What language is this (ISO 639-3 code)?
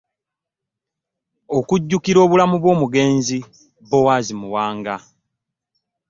lug